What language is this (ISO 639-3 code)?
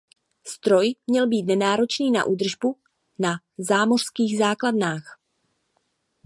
ces